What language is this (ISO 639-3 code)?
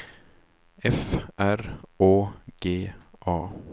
swe